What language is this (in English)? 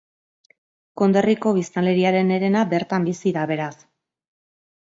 Basque